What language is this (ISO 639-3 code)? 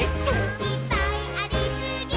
jpn